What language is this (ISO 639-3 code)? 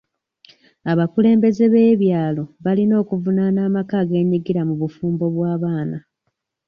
lug